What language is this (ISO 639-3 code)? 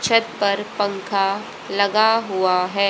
hin